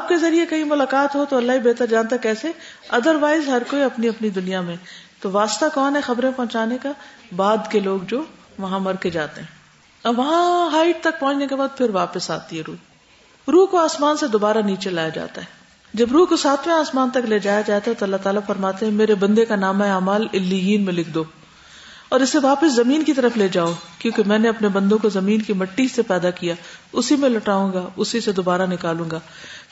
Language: Urdu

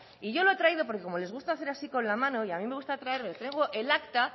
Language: Spanish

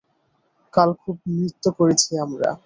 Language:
Bangla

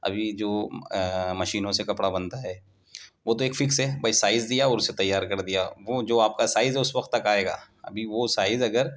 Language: Urdu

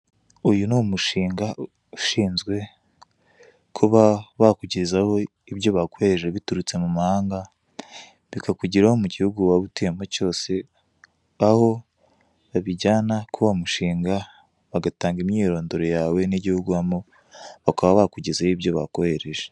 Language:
Kinyarwanda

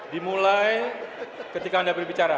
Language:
Indonesian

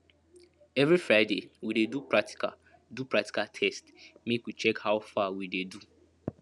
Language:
Nigerian Pidgin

